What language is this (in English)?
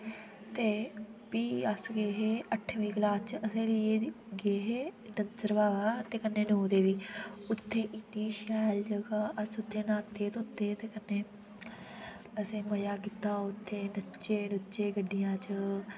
Dogri